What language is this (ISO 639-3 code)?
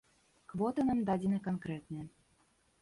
bel